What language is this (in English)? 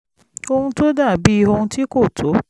Yoruba